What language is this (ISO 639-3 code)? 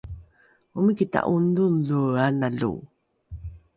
dru